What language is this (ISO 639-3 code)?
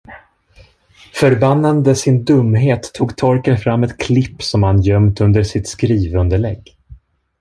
swe